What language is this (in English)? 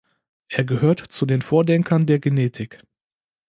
German